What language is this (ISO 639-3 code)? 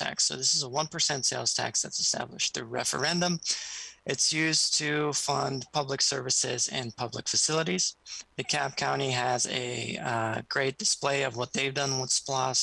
eng